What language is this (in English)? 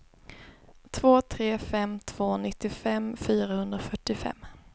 Swedish